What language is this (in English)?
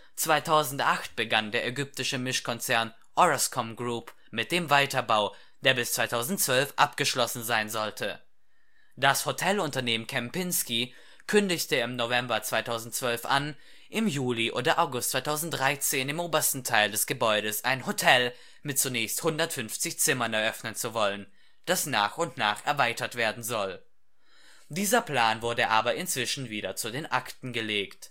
German